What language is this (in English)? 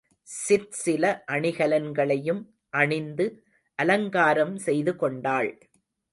Tamil